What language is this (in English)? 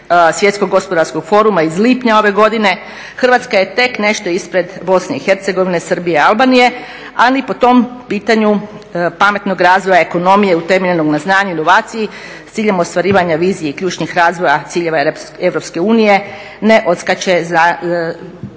Croatian